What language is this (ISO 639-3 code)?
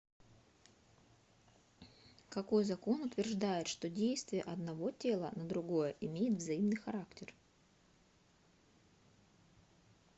rus